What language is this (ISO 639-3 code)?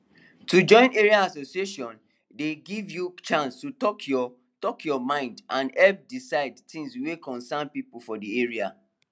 pcm